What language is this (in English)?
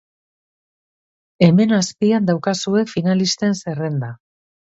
Basque